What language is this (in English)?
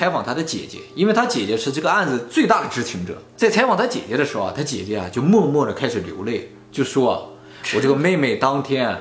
Chinese